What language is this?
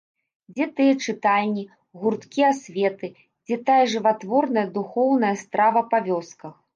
Belarusian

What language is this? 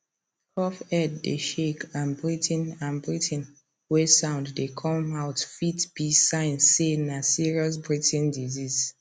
Nigerian Pidgin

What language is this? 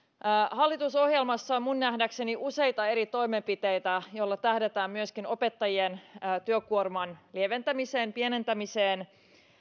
Finnish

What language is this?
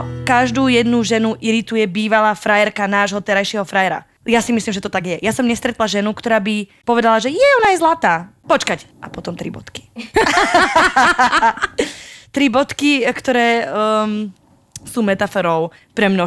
Slovak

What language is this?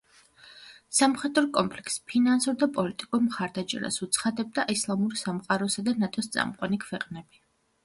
Georgian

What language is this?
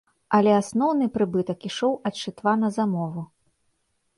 Belarusian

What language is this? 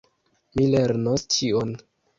Esperanto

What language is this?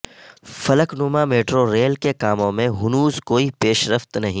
Urdu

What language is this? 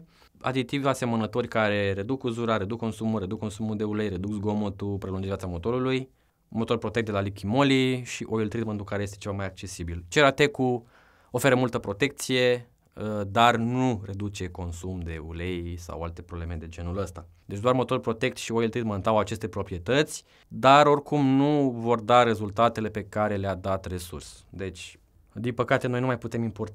Romanian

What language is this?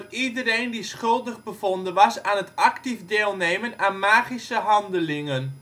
Dutch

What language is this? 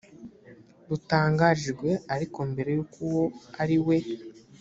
Kinyarwanda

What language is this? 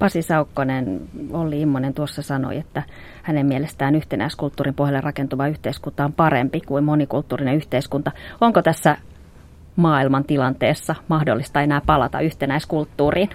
Finnish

